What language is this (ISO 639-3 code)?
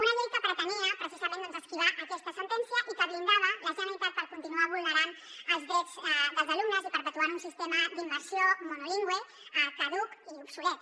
cat